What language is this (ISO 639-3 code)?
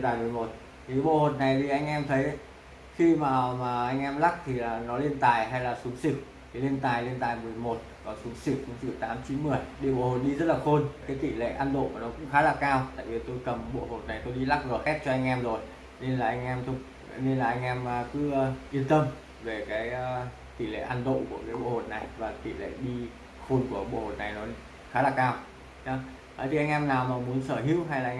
vie